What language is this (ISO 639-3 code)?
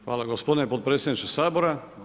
hrv